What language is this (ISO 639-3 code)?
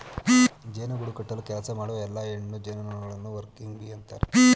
kan